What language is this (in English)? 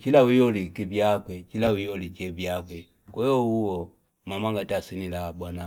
Fipa